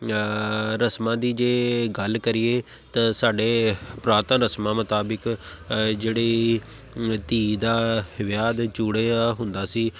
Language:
Punjabi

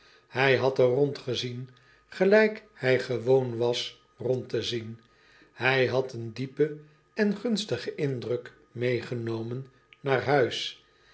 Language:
Dutch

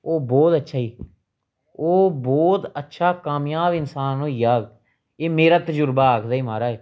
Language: Dogri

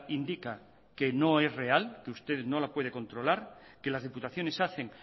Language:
Spanish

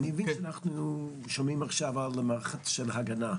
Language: Hebrew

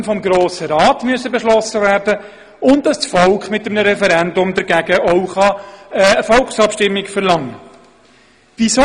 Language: Swiss German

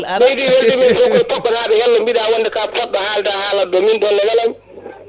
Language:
Fula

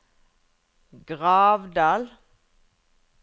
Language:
Norwegian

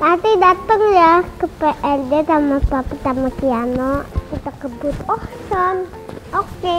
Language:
Indonesian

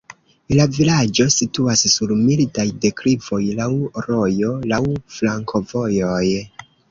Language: Esperanto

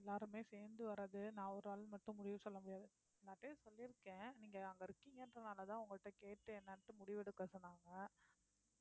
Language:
Tamil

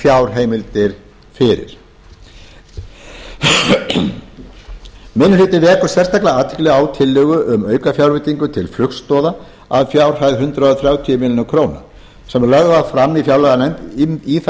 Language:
Icelandic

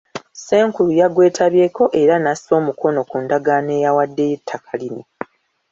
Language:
Ganda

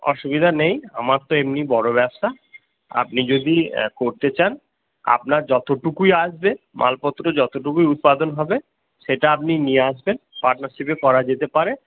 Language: Bangla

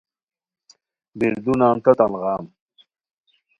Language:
Khowar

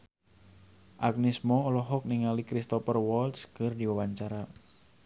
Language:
Sundanese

